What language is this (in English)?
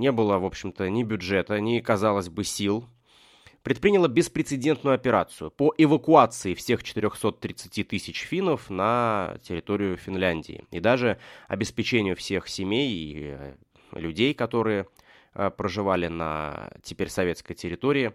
Russian